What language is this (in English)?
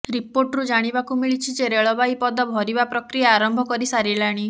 Odia